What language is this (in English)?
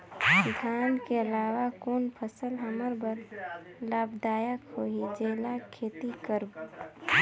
Chhattisgarhi